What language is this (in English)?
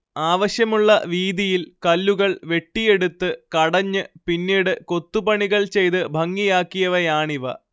Malayalam